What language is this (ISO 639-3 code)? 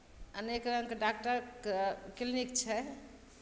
mai